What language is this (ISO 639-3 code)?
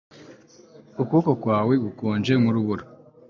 kin